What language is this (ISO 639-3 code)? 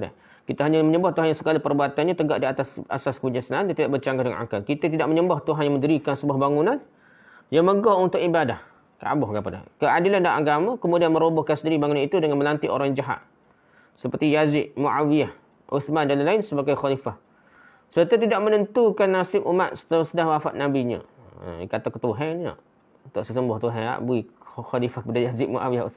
msa